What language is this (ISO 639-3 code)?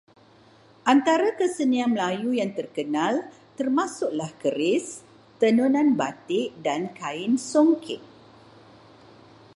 msa